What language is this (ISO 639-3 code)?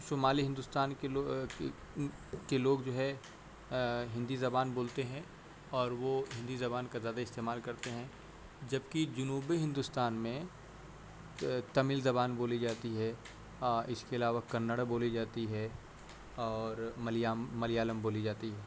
urd